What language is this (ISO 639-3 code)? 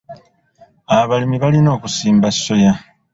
lug